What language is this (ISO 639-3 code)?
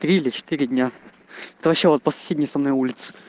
rus